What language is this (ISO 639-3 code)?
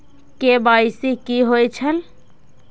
mai